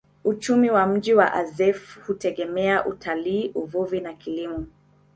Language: Swahili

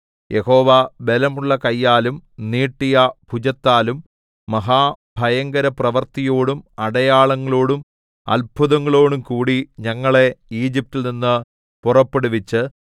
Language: Malayalam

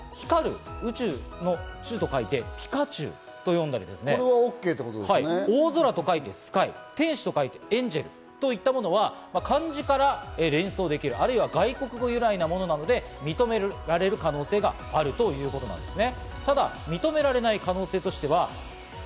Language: Japanese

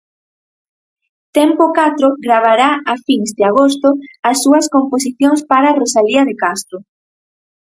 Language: Galician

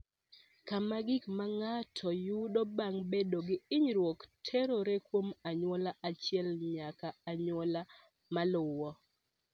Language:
Luo (Kenya and Tanzania)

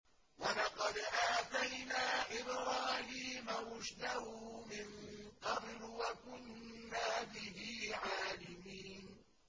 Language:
Arabic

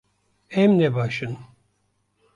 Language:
Kurdish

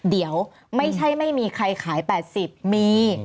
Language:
Thai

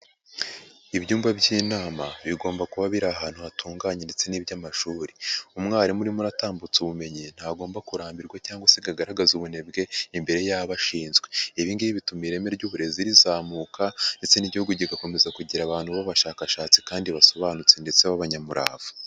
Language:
Kinyarwanda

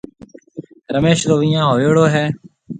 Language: Marwari (Pakistan)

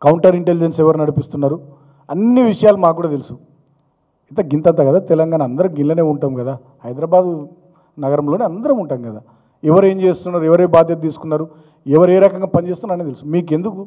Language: Telugu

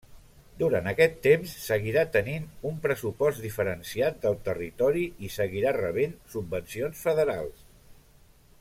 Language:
Catalan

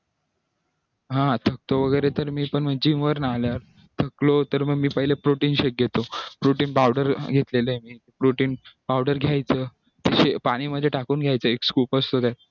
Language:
Marathi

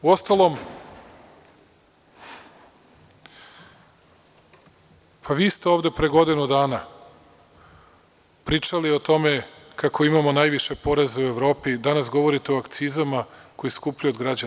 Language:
Serbian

